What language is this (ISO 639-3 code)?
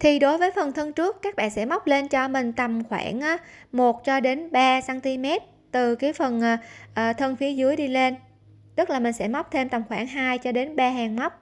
vie